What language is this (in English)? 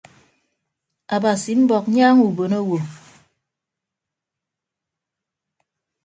Ibibio